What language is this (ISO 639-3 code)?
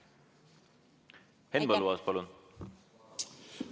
est